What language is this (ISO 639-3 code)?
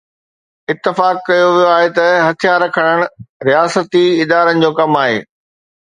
snd